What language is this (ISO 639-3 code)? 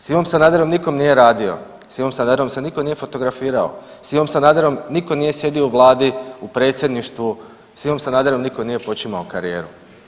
hrv